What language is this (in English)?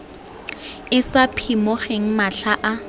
Tswana